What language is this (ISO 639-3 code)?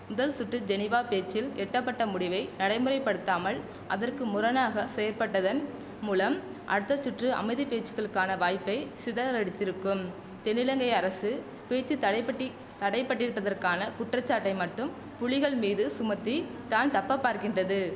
tam